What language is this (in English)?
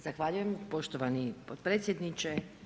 Croatian